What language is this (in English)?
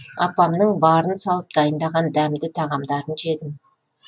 Kazakh